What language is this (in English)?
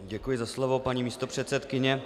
Czech